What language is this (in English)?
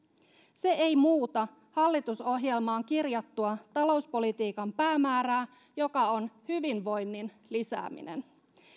Finnish